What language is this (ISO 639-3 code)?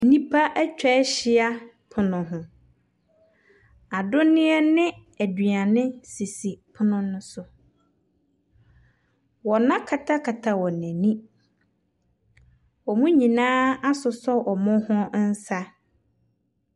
aka